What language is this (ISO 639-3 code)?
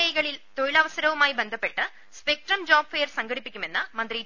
mal